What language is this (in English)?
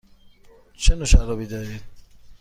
Persian